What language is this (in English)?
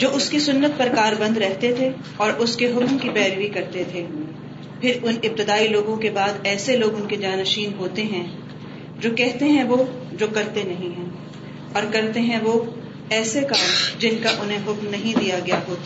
Urdu